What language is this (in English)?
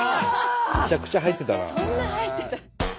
Japanese